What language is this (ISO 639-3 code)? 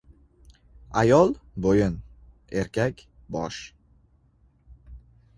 uzb